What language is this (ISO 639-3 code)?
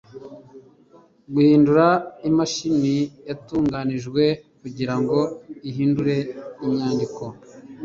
kin